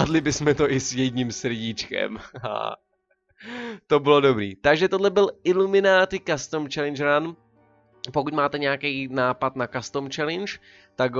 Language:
Czech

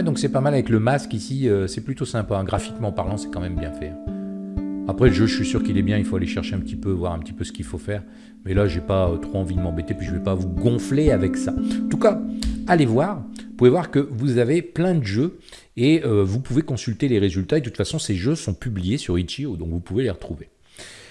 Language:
French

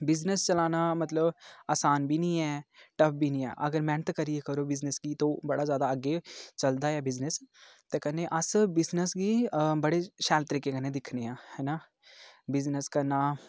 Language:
Dogri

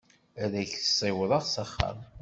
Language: Kabyle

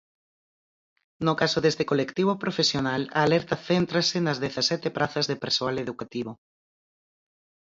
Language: Galician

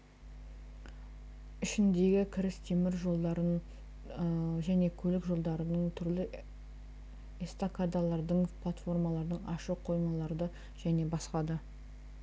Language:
Kazakh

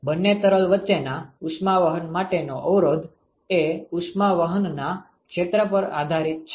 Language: Gujarati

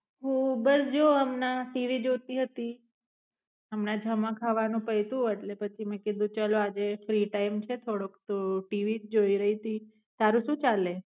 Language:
Gujarati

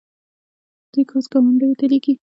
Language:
Pashto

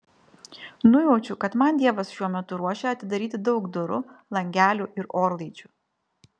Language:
Lithuanian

